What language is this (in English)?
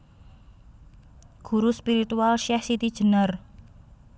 Javanese